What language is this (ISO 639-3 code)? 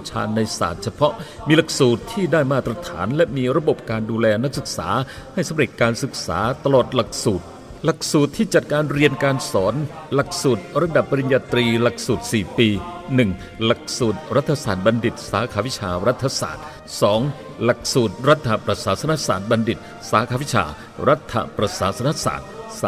tha